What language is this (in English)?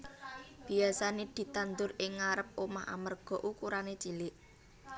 Javanese